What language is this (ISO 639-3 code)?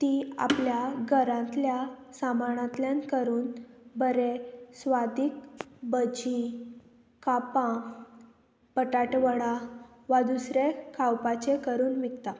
kok